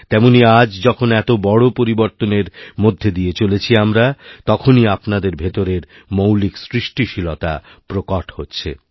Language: Bangla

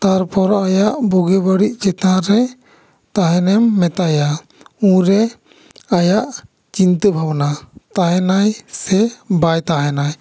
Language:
Santali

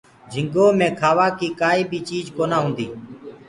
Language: Gurgula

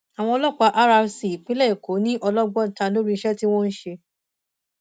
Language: Yoruba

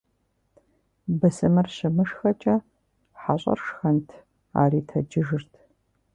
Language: Kabardian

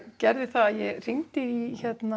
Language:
Icelandic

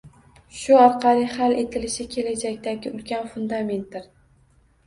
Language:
Uzbek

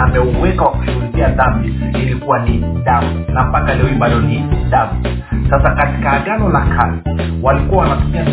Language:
Swahili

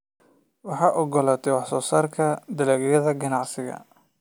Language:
Somali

